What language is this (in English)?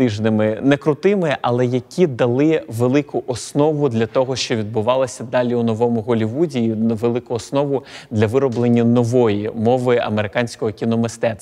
Ukrainian